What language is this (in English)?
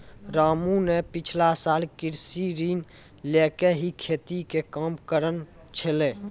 Maithili